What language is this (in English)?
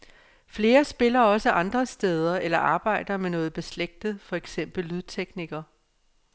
Danish